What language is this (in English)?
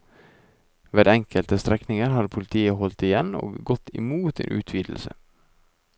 Norwegian